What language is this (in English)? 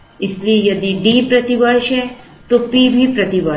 Hindi